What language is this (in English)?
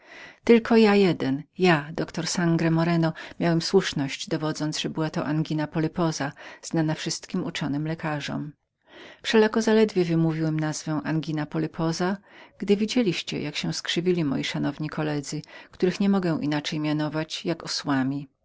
Polish